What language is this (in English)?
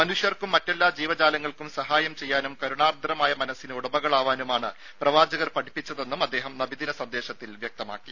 Malayalam